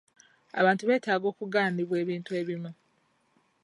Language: Ganda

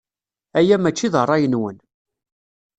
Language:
Kabyle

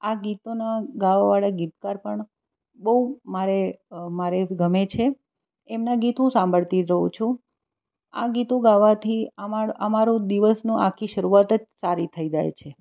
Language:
Gujarati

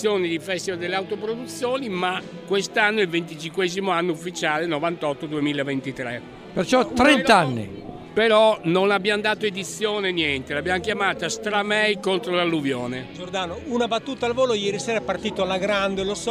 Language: Italian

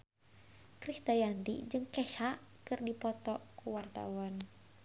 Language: Sundanese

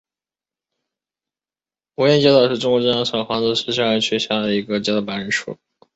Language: Chinese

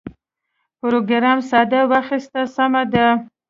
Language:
Pashto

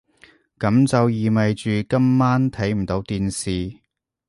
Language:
Cantonese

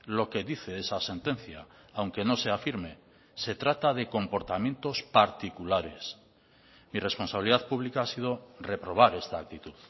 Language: Spanish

